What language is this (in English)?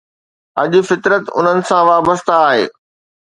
Sindhi